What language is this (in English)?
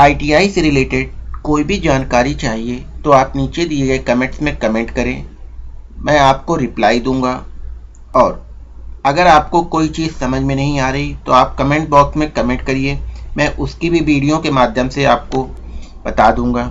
Hindi